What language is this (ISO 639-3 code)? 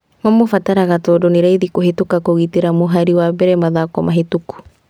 kik